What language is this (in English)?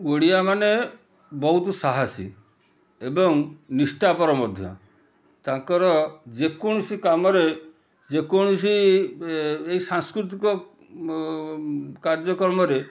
Odia